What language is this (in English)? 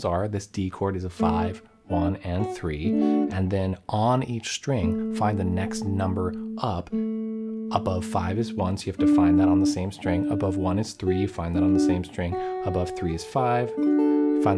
English